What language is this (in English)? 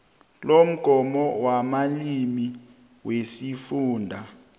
South Ndebele